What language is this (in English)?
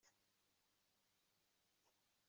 Kabyle